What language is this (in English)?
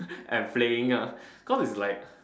English